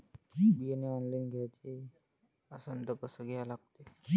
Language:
Marathi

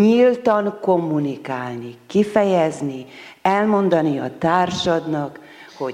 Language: Hungarian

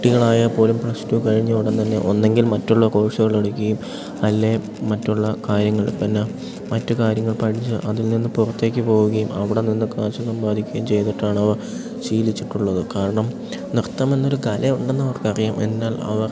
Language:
Malayalam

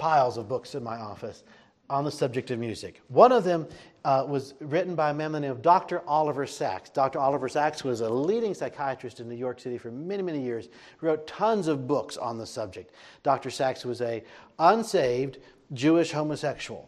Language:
English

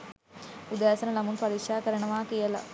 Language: Sinhala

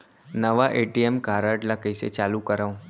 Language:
Chhattisgarhi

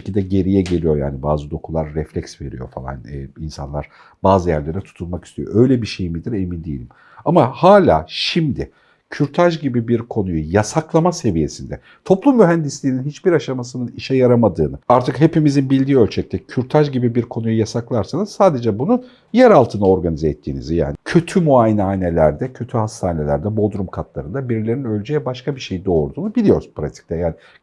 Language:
Turkish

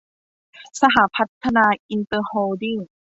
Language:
Thai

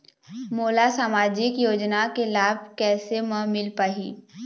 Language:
Chhattisgarhi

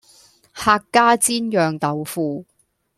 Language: Cantonese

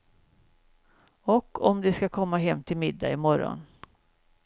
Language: Swedish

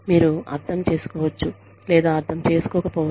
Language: Telugu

